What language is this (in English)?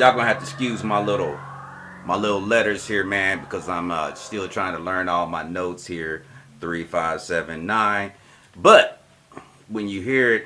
English